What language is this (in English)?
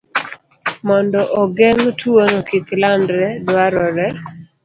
Luo (Kenya and Tanzania)